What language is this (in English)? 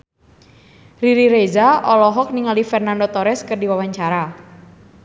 Sundanese